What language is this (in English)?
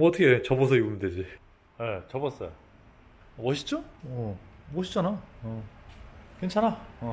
Korean